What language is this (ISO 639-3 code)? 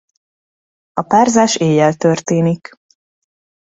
hun